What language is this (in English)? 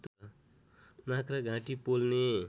Nepali